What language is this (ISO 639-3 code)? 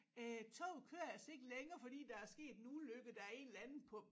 dan